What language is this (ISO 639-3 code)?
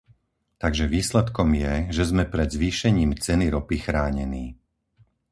slk